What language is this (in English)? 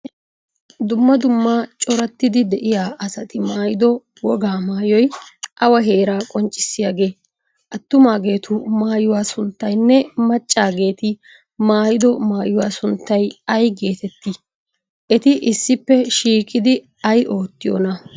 Wolaytta